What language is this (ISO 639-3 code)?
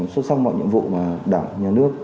vie